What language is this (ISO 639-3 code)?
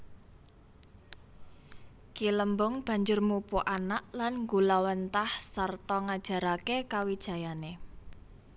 jav